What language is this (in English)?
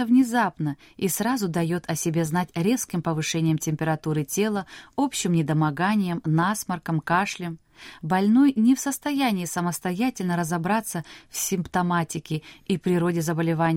Russian